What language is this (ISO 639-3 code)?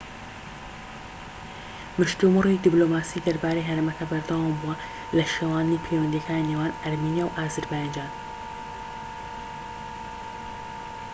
ckb